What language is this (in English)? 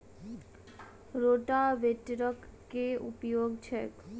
Maithili